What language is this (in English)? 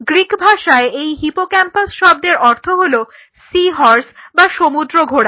Bangla